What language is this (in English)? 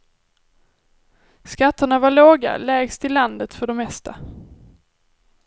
Swedish